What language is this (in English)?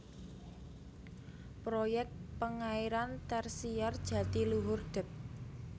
Javanese